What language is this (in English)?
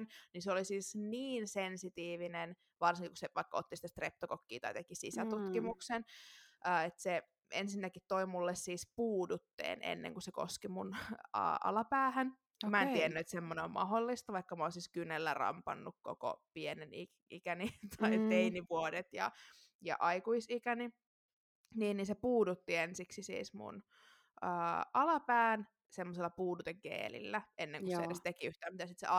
Finnish